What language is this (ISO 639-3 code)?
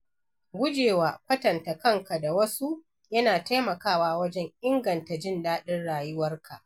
hau